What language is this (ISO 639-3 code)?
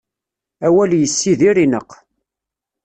kab